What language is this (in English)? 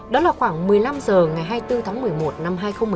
Vietnamese